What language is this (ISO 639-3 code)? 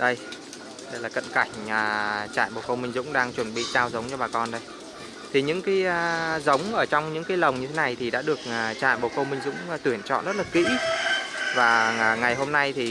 vie